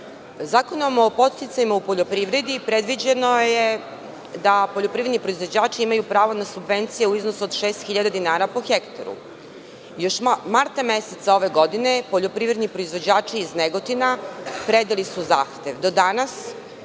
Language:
Serbian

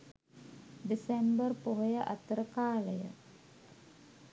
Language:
Sinhala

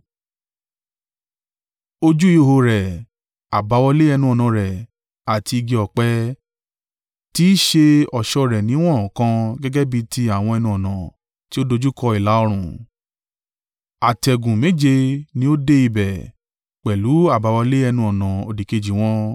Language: Yoruba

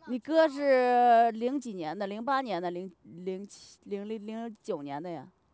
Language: Chinese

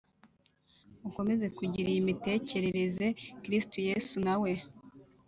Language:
Kinyarwanda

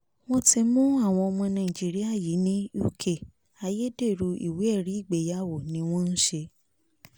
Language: Yoruba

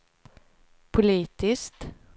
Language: Swedish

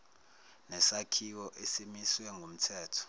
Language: Zulu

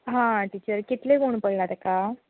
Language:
Konkani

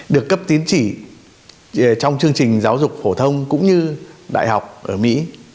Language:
Vietnamese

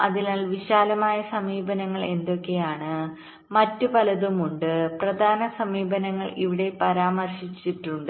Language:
Malayalam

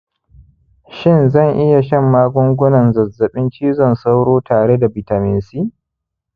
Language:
Hausa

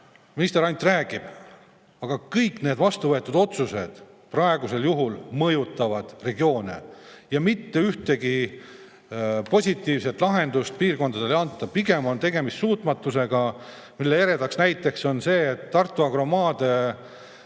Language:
Estonian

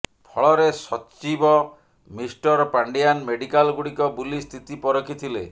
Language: Odia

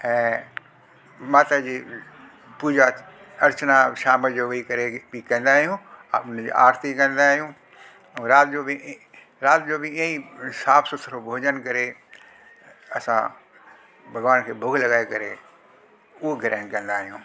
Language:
Sindhi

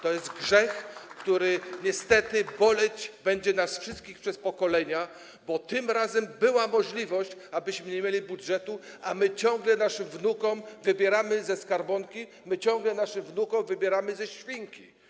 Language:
Polish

